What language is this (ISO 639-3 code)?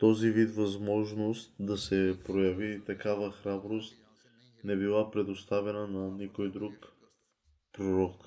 bul